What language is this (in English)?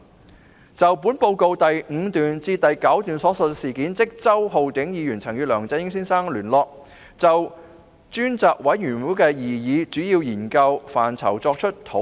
Cantonese